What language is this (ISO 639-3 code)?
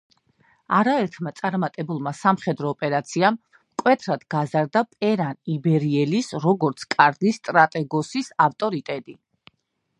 kat